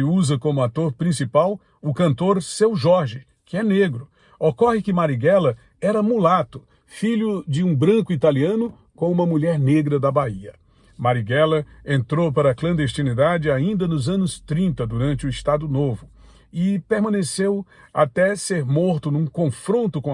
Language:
Portuguese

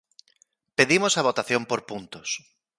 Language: Galician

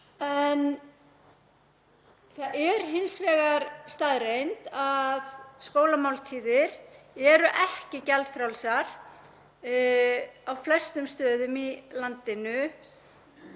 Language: Icelandic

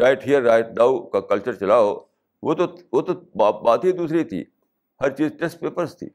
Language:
Urdu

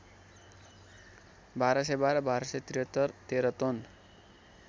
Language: Nepali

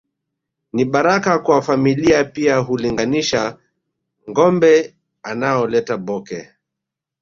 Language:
Swahili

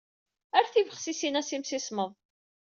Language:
Kabyle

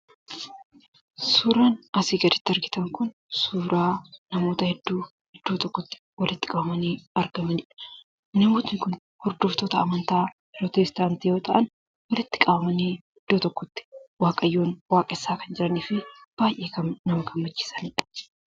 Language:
Oromo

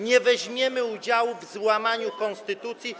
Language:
Polish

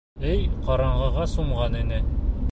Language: Bashkir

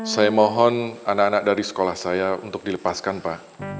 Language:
Indonesian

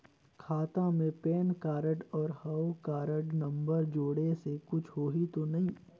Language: Chhattisgarhi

